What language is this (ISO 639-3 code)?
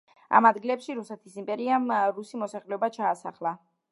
kat